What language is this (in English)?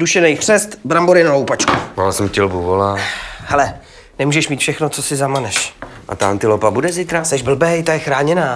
Czech